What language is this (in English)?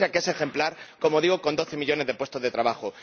Spanish